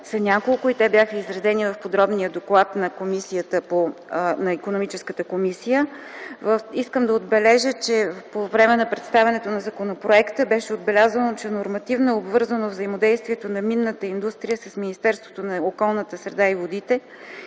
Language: Bulgarian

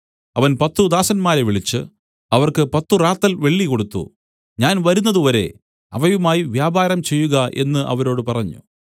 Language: Malayalam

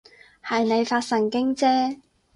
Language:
Cantonese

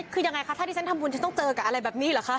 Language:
Thai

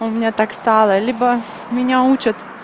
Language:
Russian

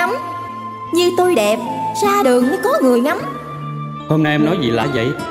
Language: Vietnamese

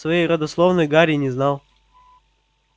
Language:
Russian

